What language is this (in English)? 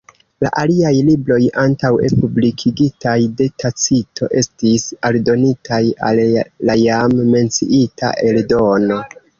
Esperanto